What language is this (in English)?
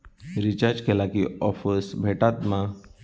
Marathi